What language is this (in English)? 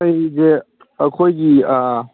Manipuri